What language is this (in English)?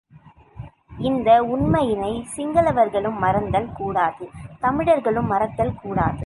Tamil